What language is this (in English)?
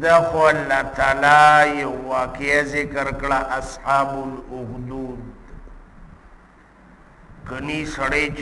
Indonesian